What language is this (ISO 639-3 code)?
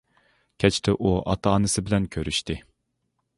uig